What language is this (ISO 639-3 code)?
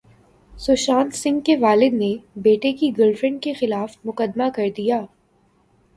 urd